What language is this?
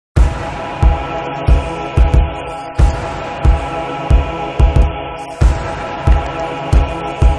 Romanian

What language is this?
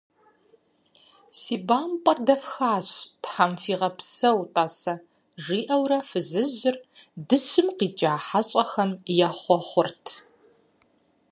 Kabardian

